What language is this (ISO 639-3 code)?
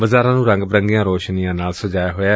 pan